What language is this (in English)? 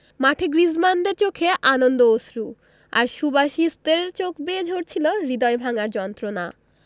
Bangla